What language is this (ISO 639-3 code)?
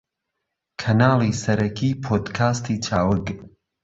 ckb